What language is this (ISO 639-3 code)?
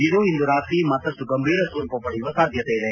kan